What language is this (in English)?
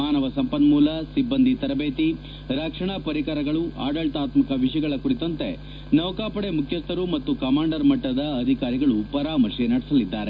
Kannada